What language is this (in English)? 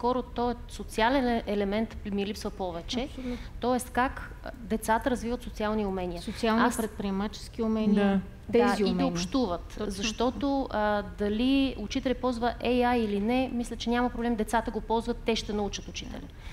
Bulgarian